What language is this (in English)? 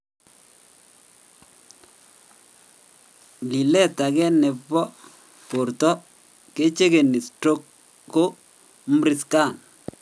Kalenjin